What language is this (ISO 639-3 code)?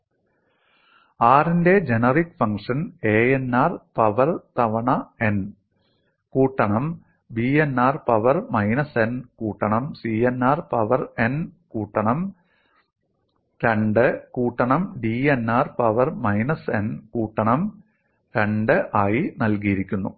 mal